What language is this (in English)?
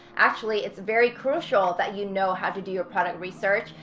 English